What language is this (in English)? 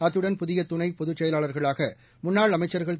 Tamil